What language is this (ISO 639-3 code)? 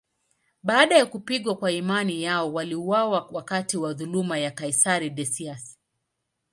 swa